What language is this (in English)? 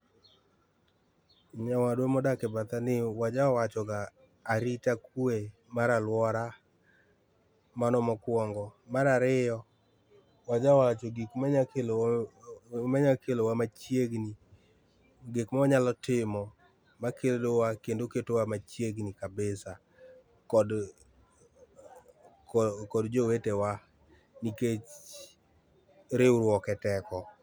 Luo (Kenya and Tanzania)